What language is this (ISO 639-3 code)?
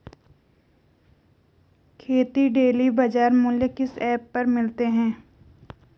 hin